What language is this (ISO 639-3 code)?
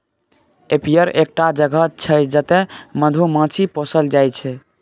mai